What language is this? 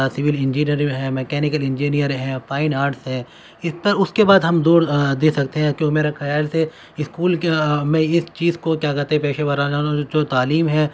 Urdu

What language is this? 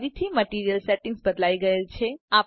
Gujarati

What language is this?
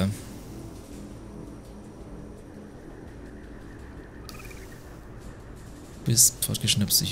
German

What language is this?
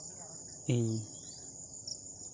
Santali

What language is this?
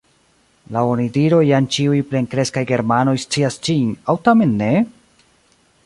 Esperanto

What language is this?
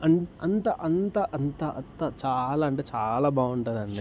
Telugu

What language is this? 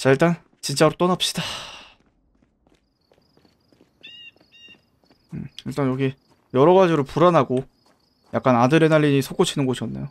Korean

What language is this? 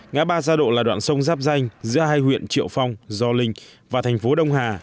Vietnamese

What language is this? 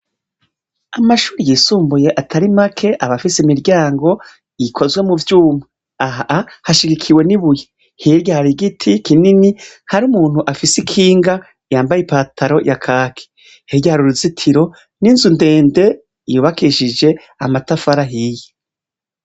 Rundi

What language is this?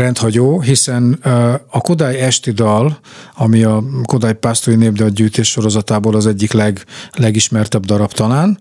Hungarian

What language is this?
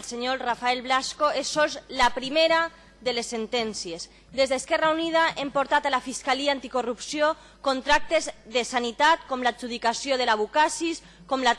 Spanish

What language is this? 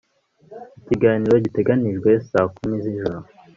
Kinyarwanda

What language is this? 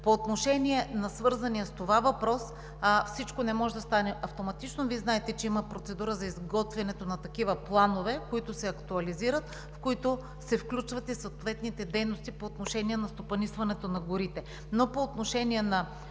Bulgarian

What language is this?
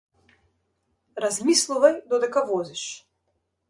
Macedonian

